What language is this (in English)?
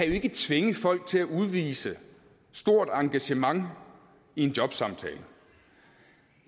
Danish